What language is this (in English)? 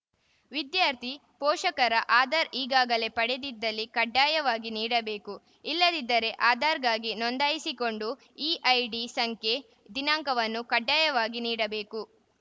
Kannada